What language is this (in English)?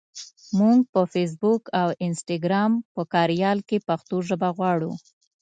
Pashto